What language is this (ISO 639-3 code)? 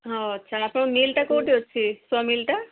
ori